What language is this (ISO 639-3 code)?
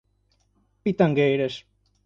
por